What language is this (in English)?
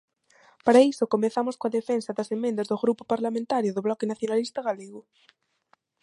Galician